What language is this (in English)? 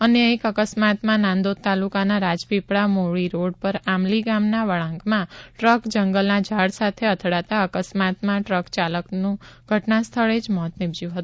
Gujarati